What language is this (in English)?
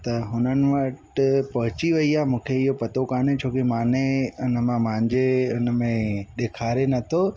Sindhi